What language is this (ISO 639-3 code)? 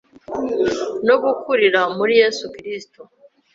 kin